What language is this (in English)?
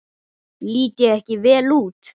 Icelandic